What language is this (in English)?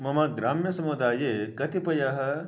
Sanskrit